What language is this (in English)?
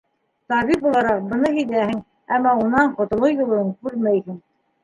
Bashkir